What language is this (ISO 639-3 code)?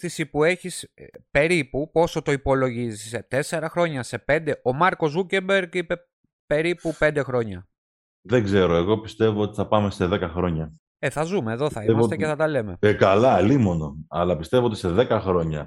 ell